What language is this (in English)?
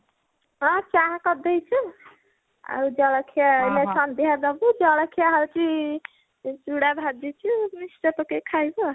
Odia